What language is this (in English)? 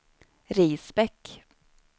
Swedish